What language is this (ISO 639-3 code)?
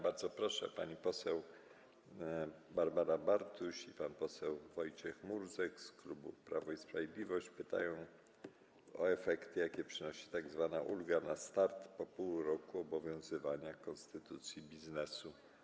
pol